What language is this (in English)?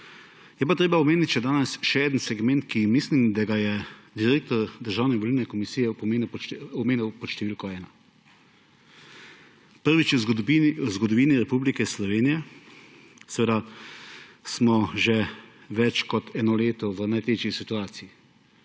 Slovenian